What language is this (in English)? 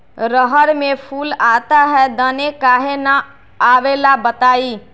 Magahi